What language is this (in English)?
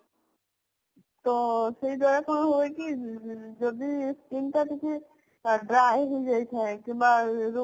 Odia